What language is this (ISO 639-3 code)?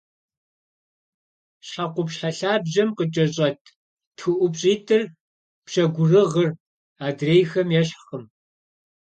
kbd